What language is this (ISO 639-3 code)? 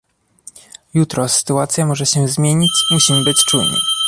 pol